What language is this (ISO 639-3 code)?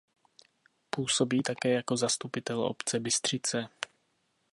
ces